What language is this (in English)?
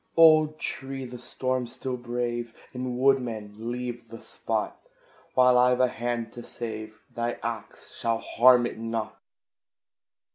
English